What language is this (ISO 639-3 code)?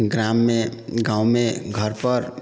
mai